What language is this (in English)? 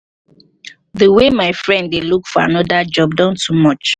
Nigerian Pidgin